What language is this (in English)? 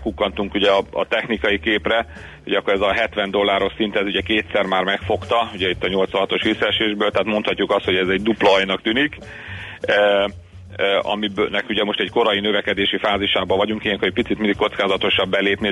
Hungarian